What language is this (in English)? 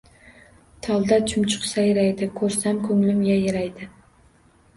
Uzbek